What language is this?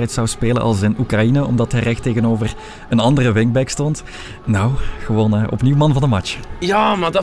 Dutch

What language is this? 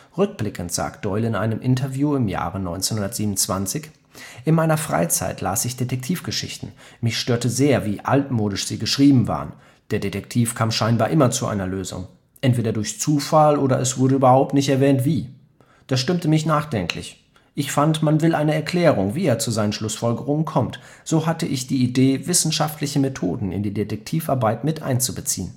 German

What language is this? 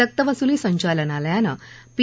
Marathi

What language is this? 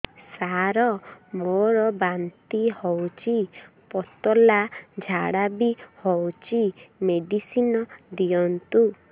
Odia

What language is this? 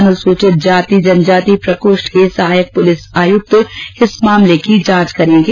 Hindi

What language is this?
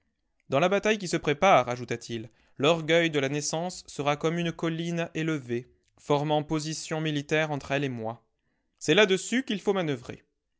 French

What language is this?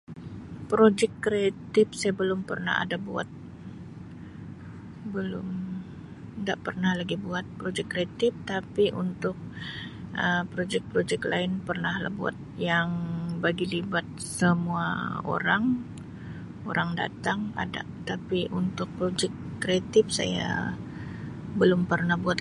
Sabah Malay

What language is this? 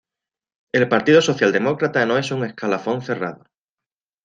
Spanish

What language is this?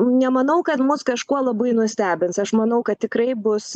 Lithuanian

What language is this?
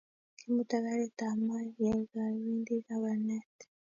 Kalenjin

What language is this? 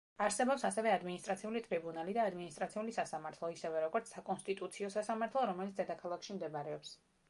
Georgian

